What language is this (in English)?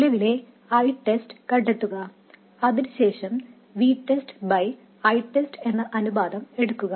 Malayalam